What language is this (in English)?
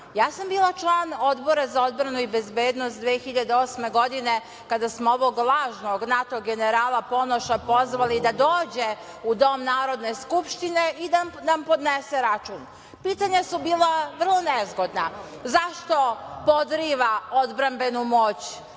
Serbian